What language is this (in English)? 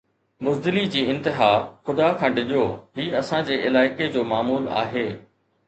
Sindhi